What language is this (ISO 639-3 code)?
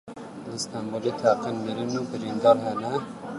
kur